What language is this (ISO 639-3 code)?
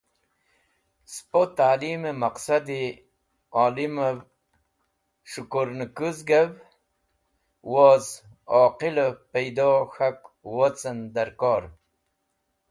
wbl